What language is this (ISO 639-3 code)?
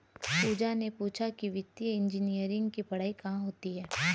hin